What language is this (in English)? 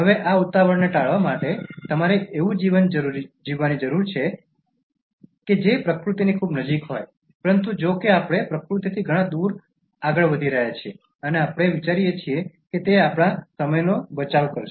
Gujarati